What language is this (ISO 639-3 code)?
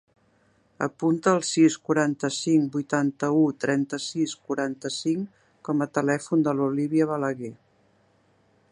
cat